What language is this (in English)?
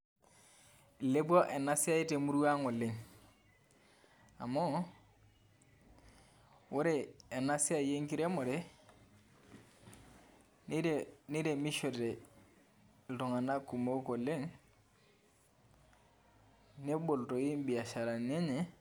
Masai